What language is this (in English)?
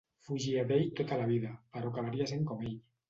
Catalan